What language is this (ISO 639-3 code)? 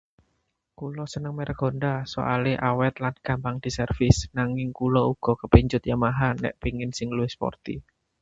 jav